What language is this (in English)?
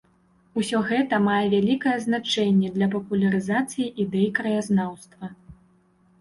Belarusian